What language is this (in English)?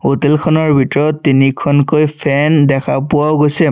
Assamese